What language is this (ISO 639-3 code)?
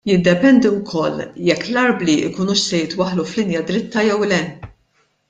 mlt